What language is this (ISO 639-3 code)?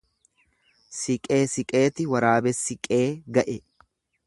orm